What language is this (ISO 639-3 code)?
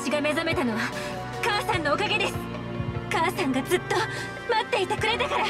jpn